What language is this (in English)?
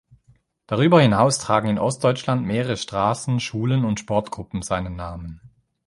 German